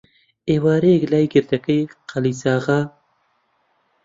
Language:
Central Kurdish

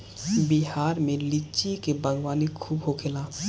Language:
Bhojpuri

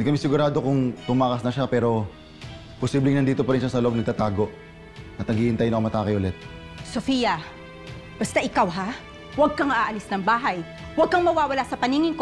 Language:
Filipino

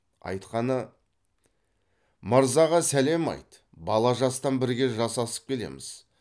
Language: Kazakh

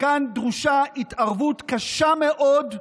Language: Hebrew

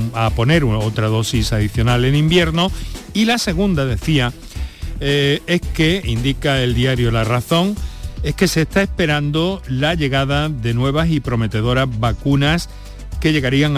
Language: Spanish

